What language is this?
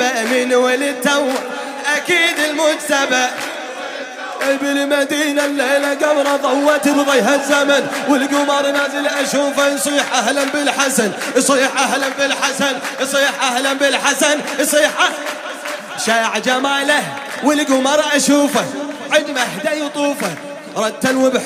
Arabic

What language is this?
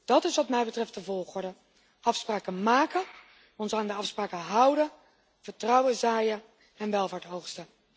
Dutch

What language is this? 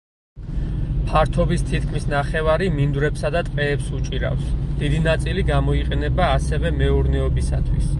Georgian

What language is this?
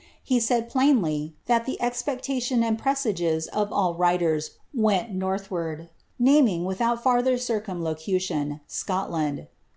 English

